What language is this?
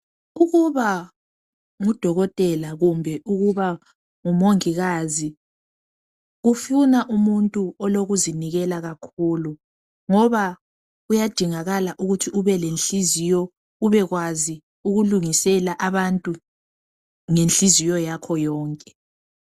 North Ndebele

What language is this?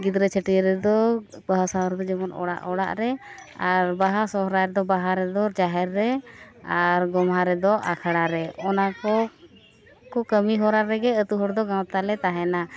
Santali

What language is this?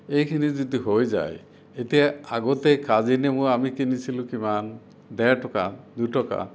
Assamese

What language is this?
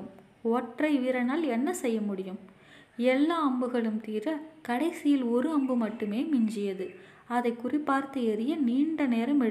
Tamil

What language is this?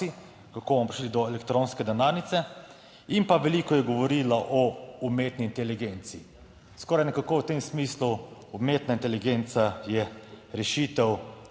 Slovenian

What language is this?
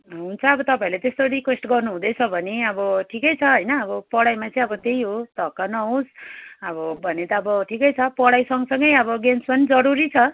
Nepali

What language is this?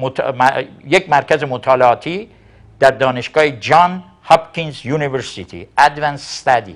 Persian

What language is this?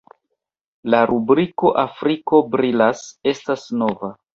Esperanto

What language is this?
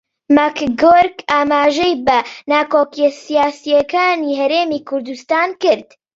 Central Kurdish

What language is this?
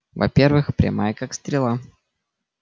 Russian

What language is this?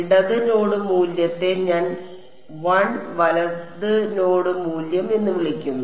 Malayalam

